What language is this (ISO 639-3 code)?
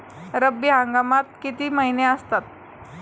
mar